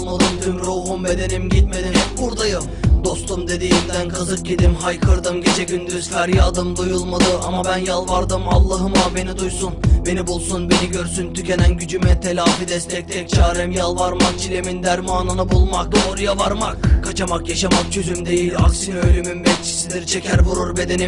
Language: Turkish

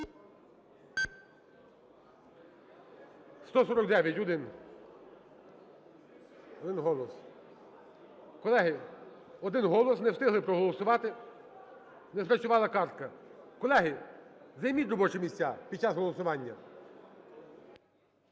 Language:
Ukrainian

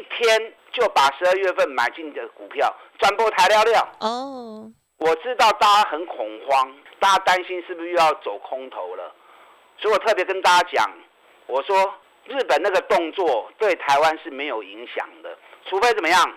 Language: Chinese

